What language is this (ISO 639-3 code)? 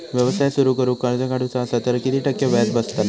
mar